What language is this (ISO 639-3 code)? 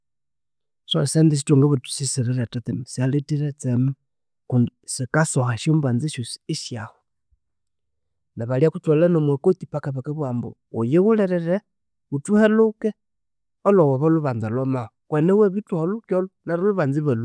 koo